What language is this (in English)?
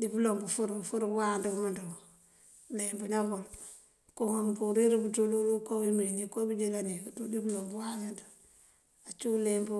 Mandjak